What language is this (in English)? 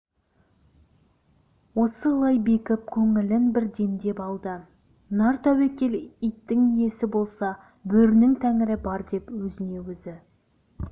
Kazakh